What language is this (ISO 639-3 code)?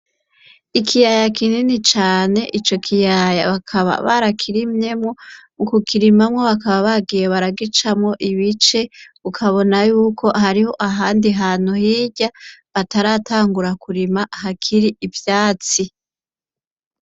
run